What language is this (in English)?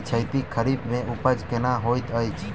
Maithili